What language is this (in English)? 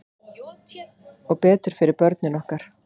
Icelandic